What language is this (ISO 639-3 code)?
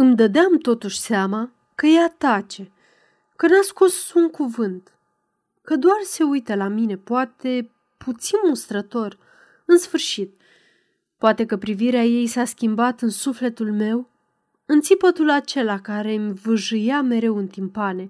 ron